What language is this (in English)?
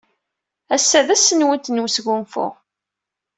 Kabyle